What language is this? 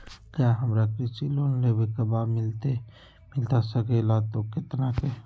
Magahi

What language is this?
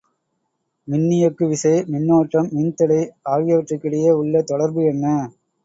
Tamil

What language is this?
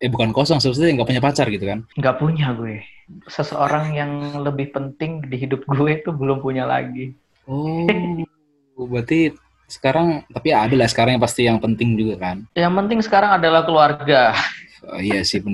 Indonesian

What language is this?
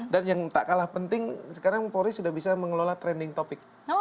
Indonesian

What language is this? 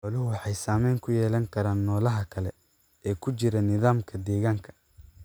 Somali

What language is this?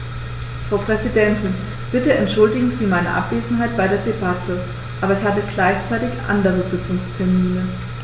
German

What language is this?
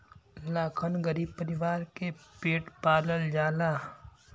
Bhojpuri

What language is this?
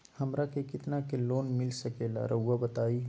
Magahi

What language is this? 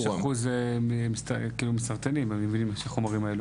Hebrew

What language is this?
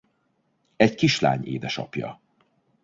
Hungarian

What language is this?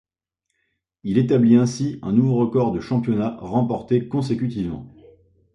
French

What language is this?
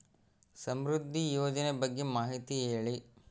Kannada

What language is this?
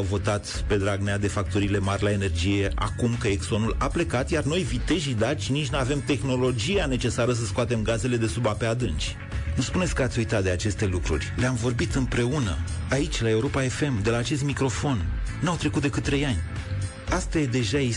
Romanian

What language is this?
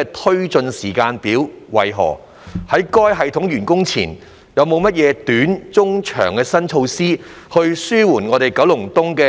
Cantonese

